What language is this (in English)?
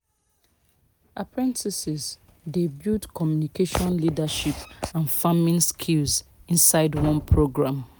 Nigerian Pidgin